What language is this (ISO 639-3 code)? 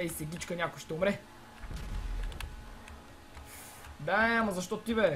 ron